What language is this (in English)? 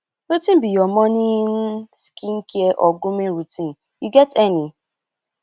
Nigerian Pidgin